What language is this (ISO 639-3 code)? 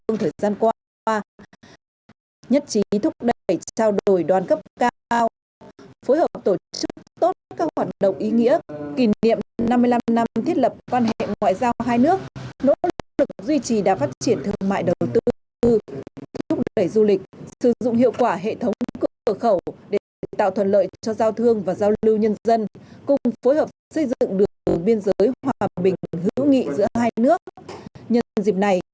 vie